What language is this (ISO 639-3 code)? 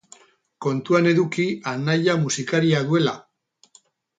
eus